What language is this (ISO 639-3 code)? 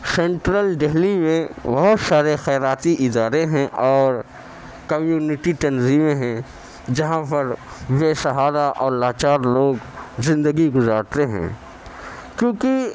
urd